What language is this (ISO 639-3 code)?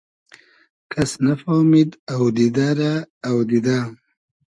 haz